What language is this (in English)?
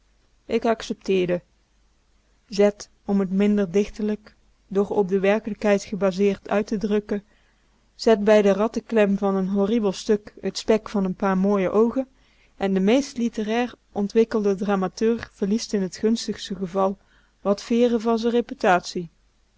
Dutch